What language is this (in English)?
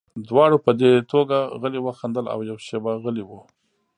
Pashto